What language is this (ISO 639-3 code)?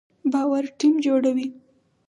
pus